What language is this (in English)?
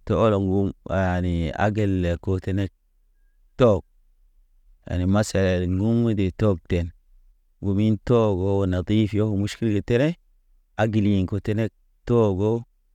Naba